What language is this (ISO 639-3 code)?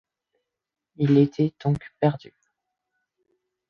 fra